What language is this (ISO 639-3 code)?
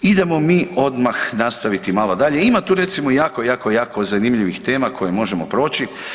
hrv